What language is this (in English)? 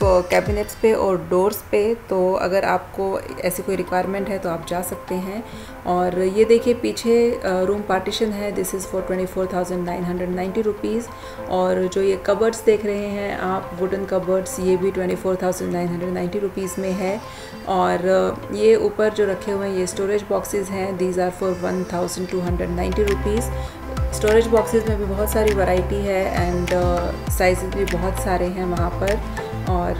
Hindi